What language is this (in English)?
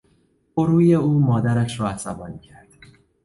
Persian